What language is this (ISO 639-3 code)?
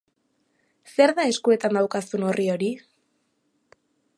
eus